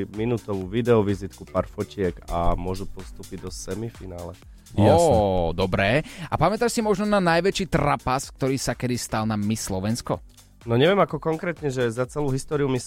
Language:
Slovak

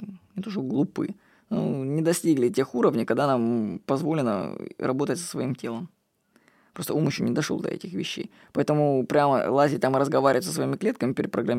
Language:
Russian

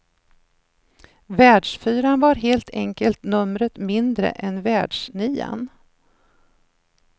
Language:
Swedish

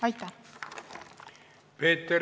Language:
Estonian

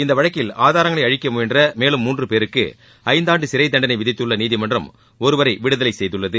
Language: Tamil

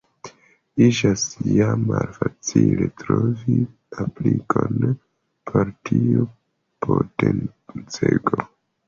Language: Esperanto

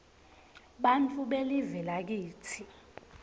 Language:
Swati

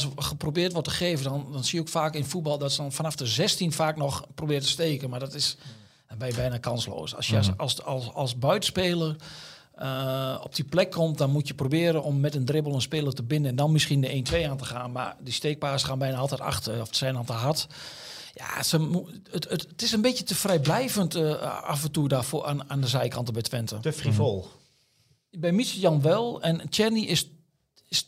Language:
Dutch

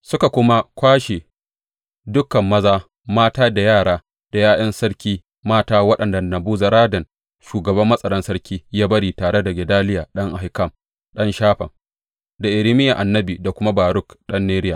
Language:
Hausa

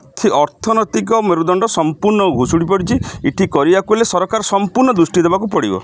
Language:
Odia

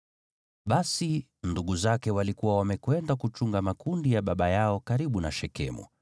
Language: Swahili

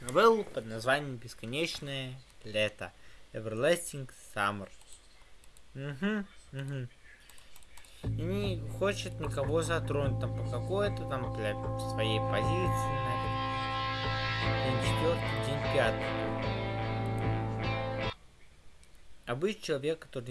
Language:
Russian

